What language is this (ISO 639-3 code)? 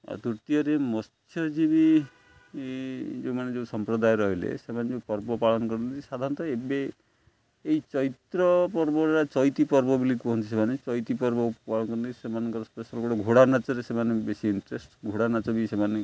ori